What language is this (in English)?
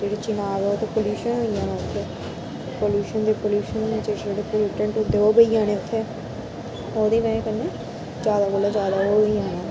Dogri